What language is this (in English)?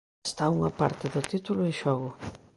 Galician